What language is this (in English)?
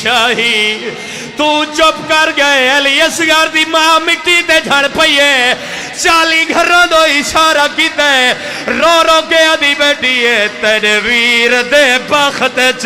Arabic